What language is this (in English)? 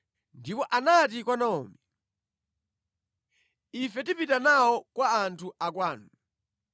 Nyanja